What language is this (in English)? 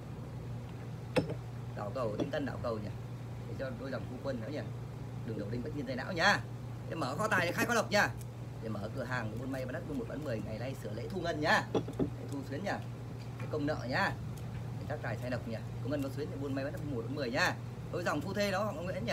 Vietnamese